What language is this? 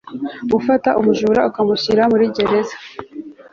Kinyarwanda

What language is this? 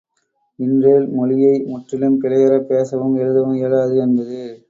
Tamil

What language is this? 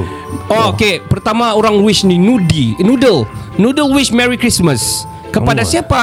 Malay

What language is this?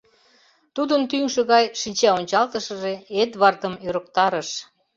Mari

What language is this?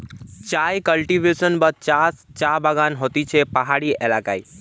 Bangla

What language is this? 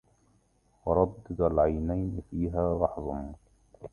Arabic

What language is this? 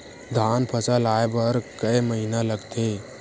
Chhattisgarhi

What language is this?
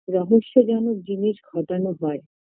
Bangla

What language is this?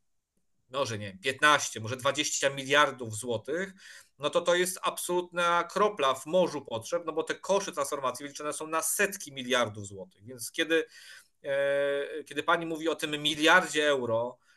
Polish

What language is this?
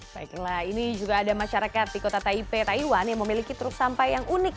Indonesian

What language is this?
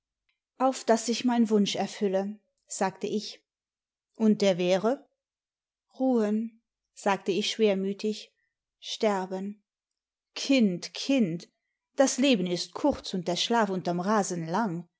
German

